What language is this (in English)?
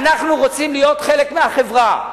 Hebrew